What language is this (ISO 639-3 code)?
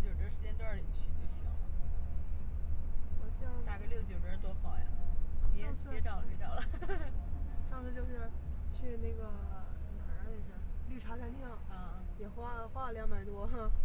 zho